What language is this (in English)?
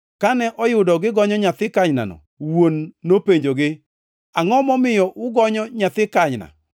Luo (Kenya and Tanzania)